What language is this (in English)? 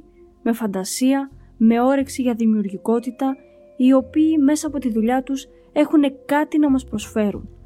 Greek